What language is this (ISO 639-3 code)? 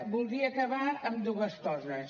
cat